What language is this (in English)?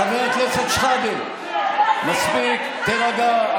Hebrew